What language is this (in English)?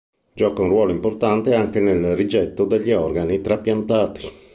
Italian